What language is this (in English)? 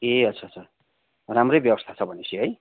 Nepali